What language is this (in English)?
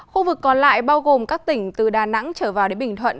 Vietnamese